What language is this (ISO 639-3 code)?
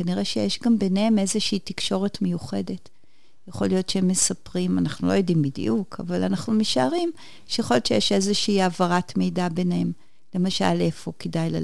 heb